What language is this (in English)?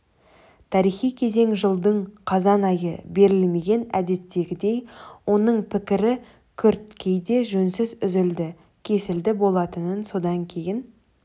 Kazakh